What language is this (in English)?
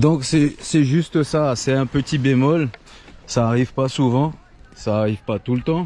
French